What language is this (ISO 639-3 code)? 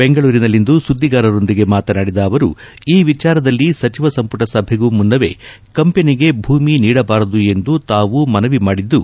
kan